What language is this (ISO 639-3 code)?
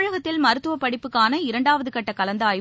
tam